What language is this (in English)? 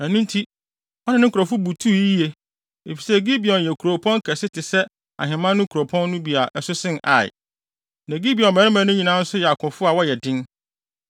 Akan